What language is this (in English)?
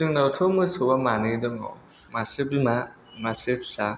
Bodo